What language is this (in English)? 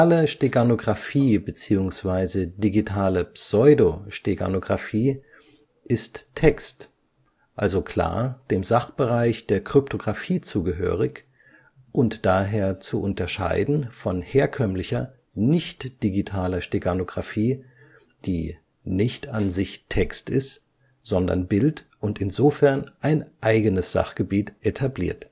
German